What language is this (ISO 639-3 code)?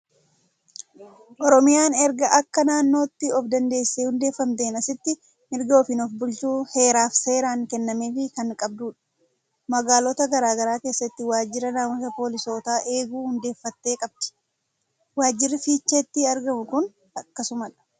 orm